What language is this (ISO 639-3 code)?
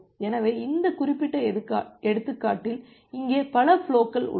tam